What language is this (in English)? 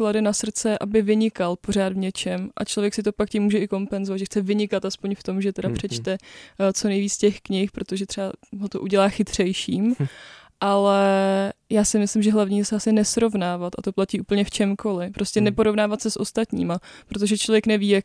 Czech